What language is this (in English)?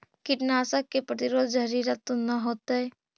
Magahi